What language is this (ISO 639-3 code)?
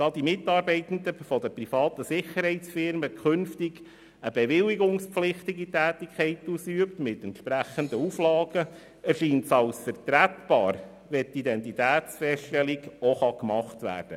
gsw